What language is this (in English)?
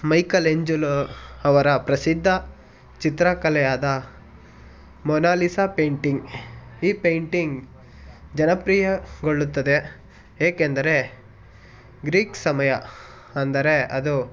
Kannada